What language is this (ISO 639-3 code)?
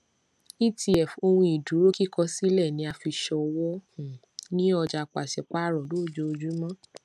yor